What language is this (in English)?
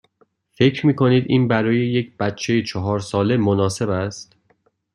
Persian